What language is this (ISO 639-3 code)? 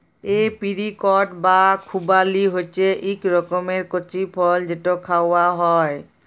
ben